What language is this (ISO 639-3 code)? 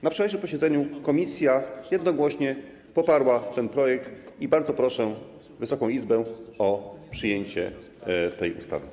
pol